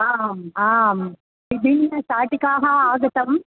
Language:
Sanskrit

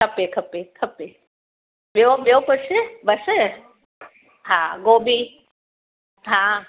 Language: Sindhi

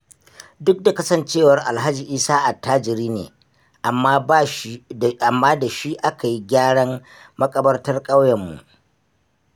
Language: Hausa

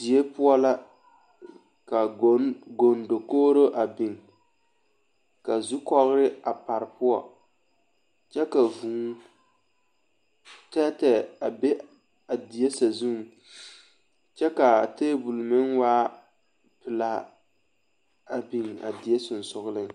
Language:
Southern Dagaare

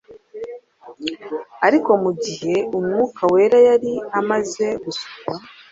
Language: Kinyarwanda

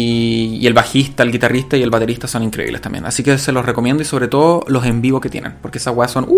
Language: Spanish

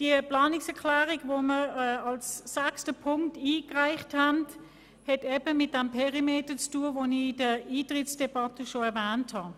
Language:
Swiss German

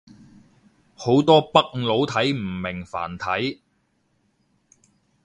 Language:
Cantonese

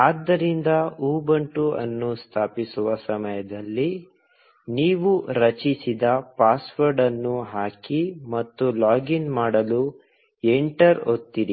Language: Kannada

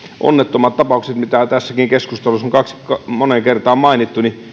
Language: Finnish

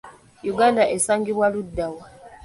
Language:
Ganda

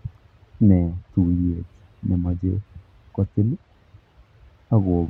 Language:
Kalenjin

